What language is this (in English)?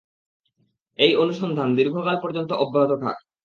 Bangla